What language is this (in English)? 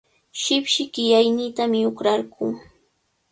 Cajatambo North Lima Quechua